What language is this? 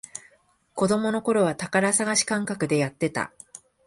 Japanese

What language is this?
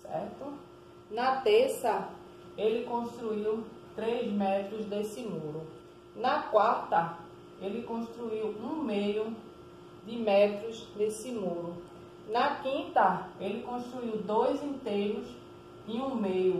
Portuguese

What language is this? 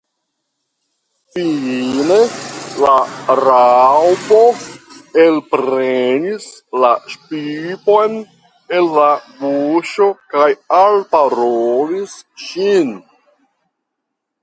Esperanto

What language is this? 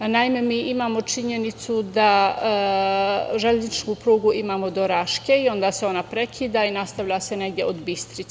Serbian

